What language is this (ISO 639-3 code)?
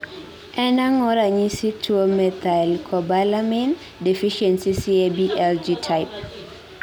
luo